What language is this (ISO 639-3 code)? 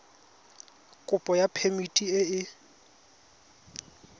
tsn